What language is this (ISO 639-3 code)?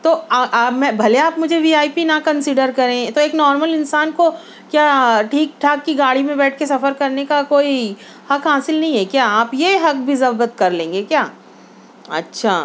urd